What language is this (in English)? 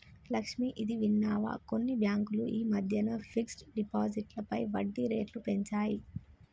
Telugu